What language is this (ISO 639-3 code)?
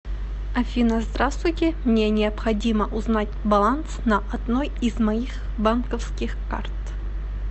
rus